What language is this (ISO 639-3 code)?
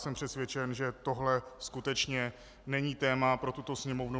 ces